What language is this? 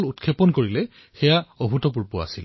Assamese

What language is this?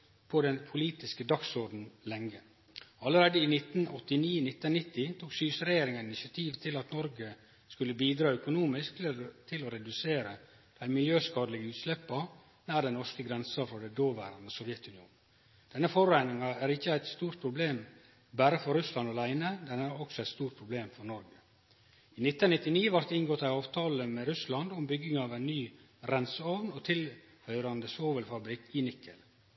Norwegian Nynorsk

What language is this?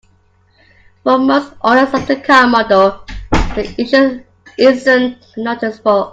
English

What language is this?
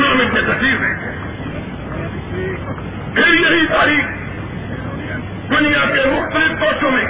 Urdu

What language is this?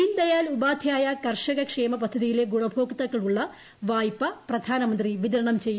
Malayalam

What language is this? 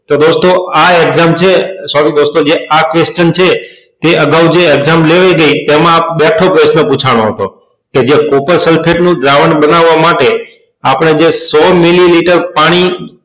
Gujarati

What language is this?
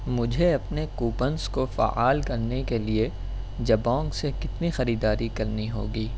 Urdu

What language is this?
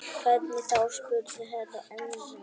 Icelandic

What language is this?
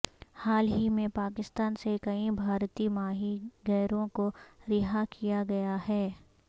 Urdu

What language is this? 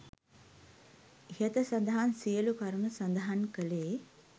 Sinhala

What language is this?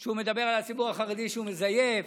Hebrew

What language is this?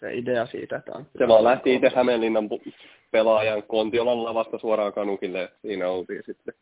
Finnish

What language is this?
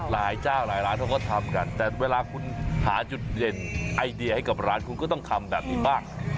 Thai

